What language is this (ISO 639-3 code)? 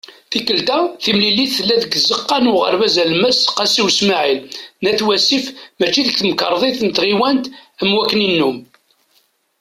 kab